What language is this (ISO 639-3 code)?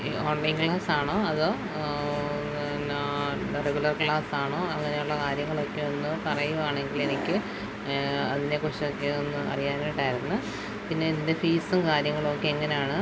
mal